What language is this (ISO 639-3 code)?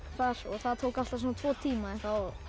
isl